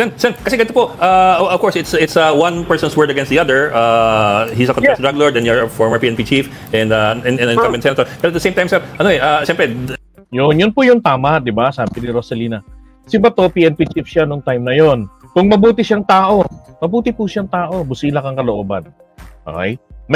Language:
Filipino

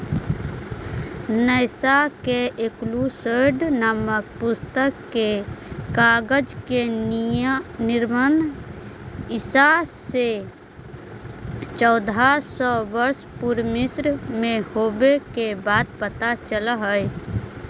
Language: Magahi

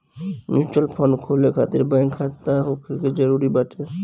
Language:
Bhojpuri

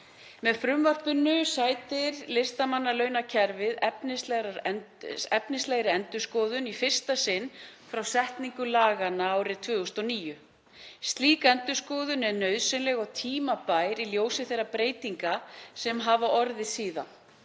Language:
Icelandic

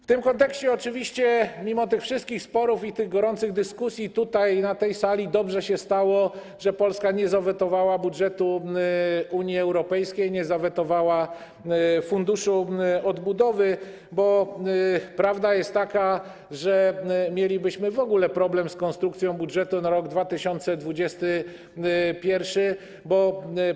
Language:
Polish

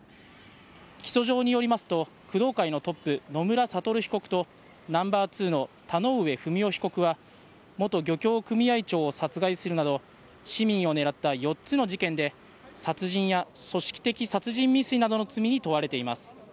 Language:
Japanese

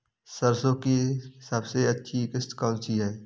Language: Hindi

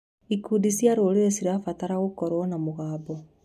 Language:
Kikuyu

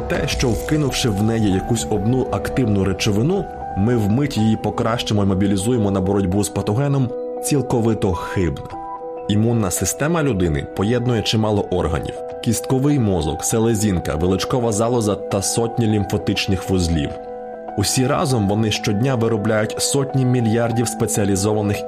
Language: Ukrainian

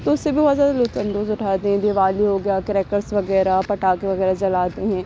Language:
Urdu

